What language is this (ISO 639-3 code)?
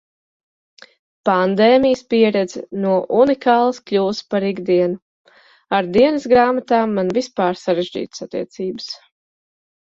lav